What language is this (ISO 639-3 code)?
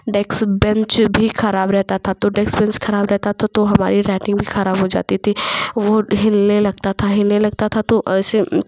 hin